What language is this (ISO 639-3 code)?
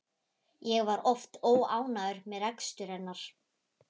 isl